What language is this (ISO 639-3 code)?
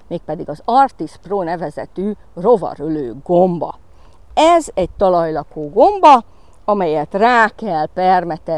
hun